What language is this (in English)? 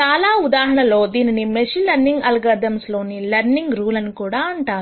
Telugu